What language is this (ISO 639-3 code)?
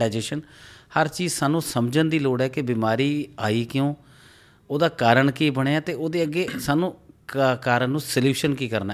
pan